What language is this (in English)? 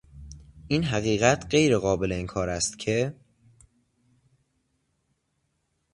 Persian